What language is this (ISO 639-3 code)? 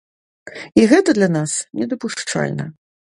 bel